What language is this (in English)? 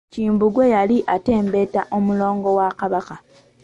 Ganda